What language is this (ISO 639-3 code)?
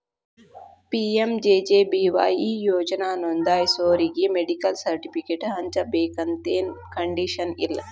kan